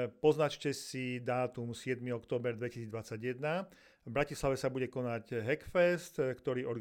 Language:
Slovak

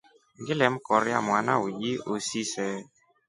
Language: Rombo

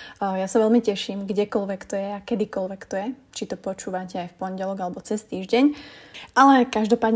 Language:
Slovak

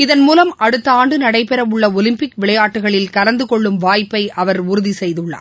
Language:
Tamil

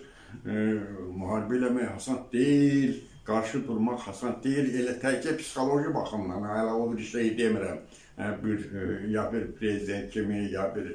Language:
Turkish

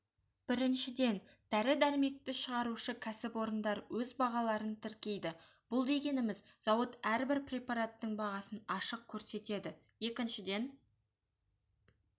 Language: Kazakh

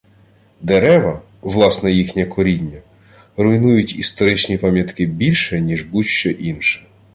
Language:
Ukrainian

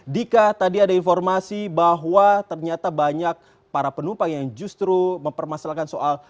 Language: Indonesian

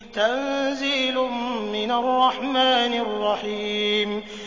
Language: Arabic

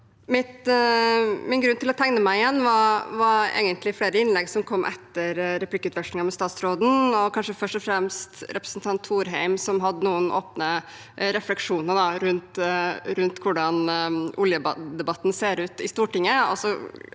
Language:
Norwegian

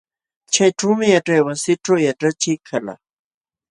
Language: Jauja Wanca Quechua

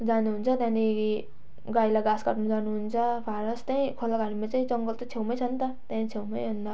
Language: Nepali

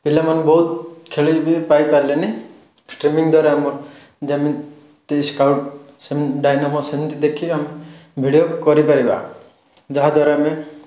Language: Odia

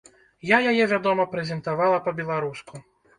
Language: Belarusian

